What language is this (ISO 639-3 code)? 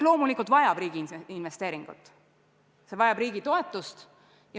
est